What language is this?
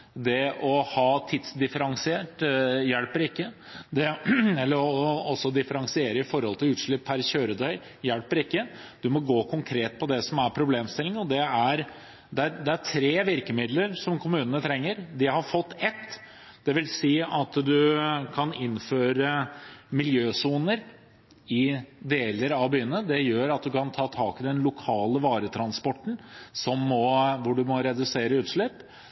Norwegian Bokmål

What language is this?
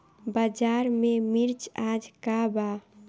Bhojpuri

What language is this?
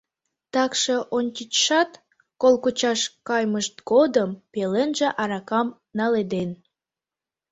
Mari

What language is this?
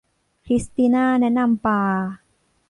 Thai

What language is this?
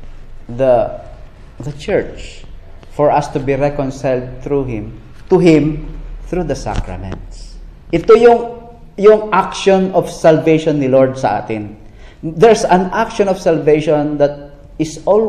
Filipino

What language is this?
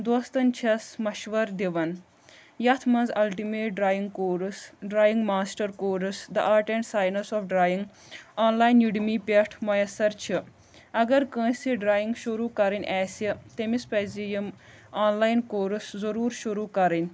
Kashmiri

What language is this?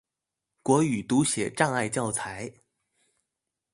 Chinese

